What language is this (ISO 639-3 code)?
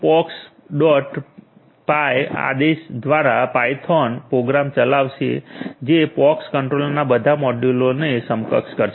guj